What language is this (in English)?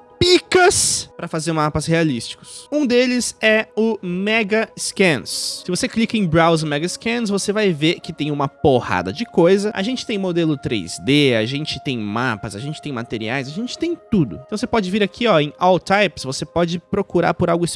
Portuguese